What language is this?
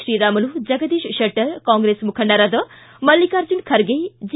Kannada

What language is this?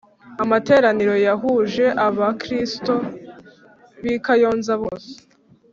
Kinyarwanda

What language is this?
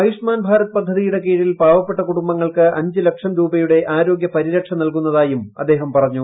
Malayalam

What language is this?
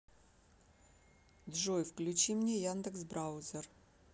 Russian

